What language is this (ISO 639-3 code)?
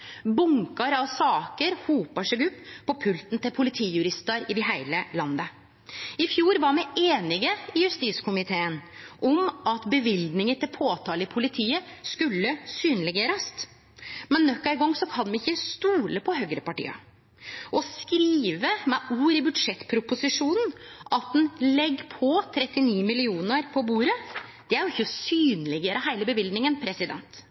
nno